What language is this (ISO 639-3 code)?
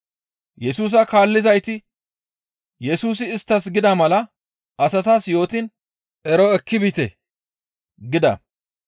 gmv